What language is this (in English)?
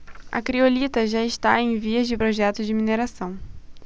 Portuguese